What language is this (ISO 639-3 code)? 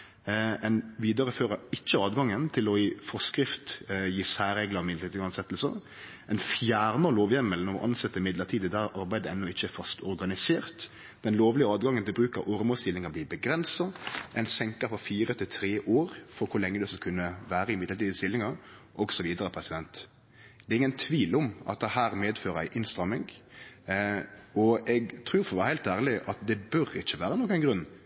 nno